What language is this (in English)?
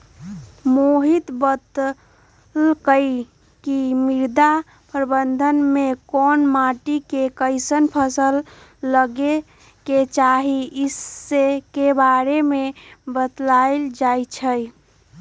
Magahi